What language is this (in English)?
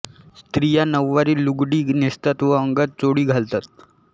Marathi